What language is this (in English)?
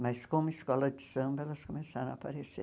Portuguese